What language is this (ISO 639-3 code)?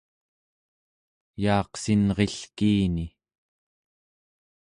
esu